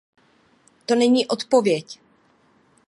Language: Czech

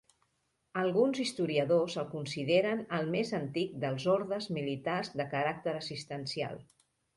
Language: Catalan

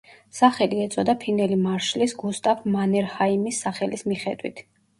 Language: Georgian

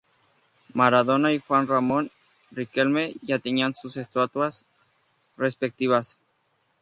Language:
Spanish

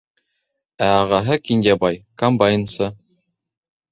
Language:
Bashkir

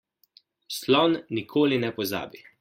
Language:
Slovenian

